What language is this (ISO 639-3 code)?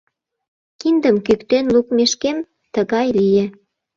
chm